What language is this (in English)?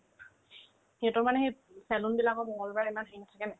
Assamese